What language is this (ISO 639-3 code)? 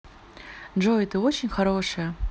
rus